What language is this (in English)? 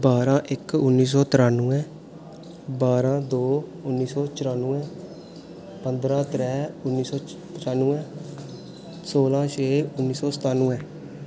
Dogri